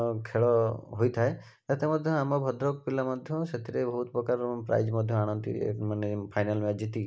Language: Odia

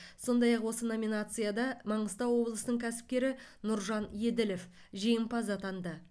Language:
Kazakh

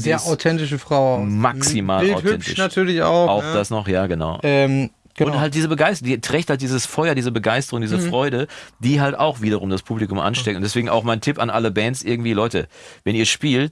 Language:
German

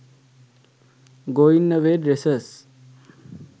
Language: Sinhala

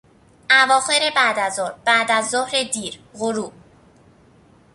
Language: Persian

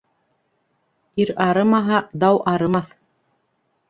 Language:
Bashkir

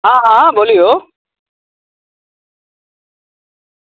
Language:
Maithili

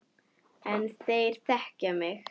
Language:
Icelandic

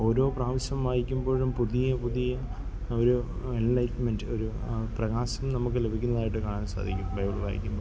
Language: Malayalam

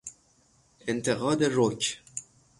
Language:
Persian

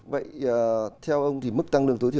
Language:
Vietnamese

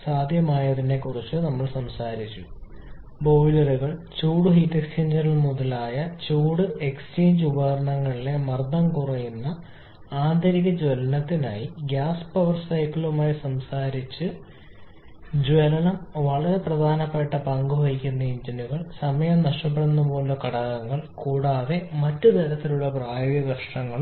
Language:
Malayalam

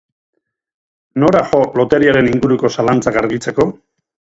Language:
Basque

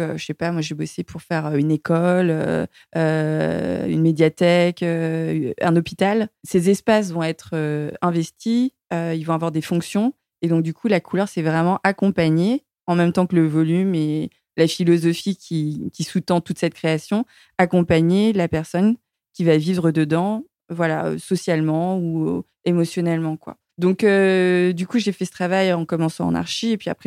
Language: French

